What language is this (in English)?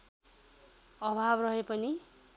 Nepali